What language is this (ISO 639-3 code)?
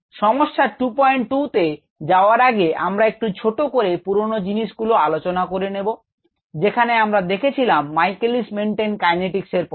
ben